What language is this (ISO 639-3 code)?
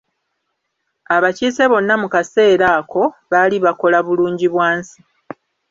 lug